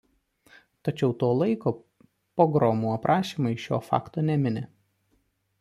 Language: Lithuanian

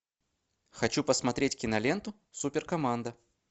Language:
Russian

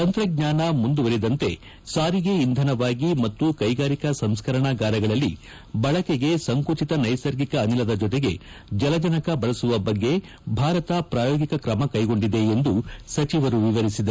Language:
Kannada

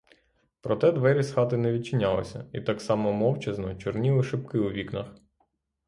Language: Ukrainian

